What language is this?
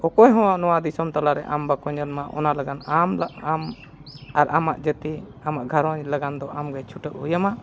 Santali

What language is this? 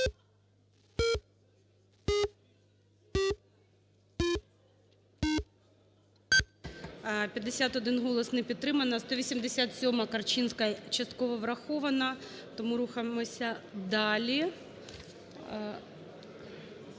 Ukrainian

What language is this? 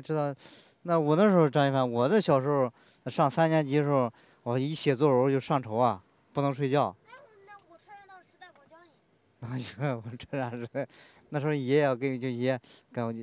Chinese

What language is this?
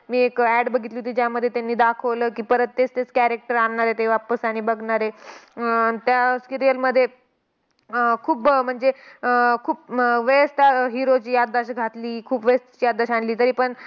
Marathi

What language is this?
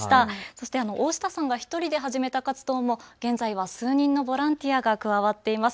Japanese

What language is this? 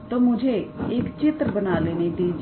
Hindi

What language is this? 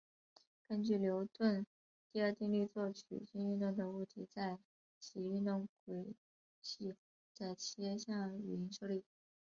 Chinese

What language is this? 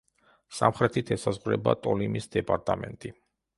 Georgian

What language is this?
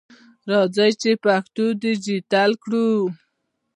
Pashto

